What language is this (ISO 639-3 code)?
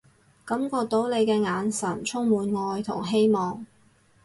yue